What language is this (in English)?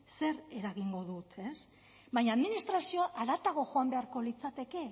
Basque